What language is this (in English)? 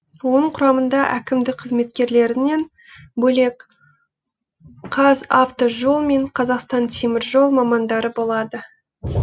Kazakh